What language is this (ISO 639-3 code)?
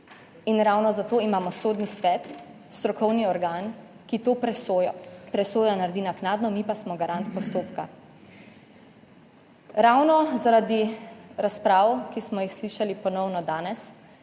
slv